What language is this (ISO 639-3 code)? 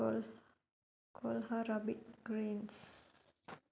tel